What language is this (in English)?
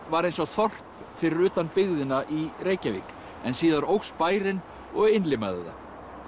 Icelandic